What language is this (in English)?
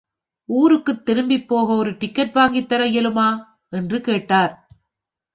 Tamil